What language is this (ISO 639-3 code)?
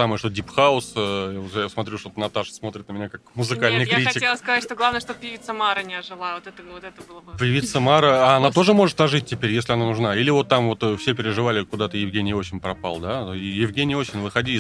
rus